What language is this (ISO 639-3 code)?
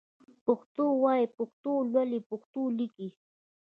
pus